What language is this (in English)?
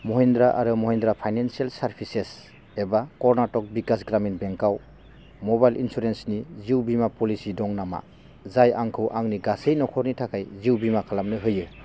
Bodo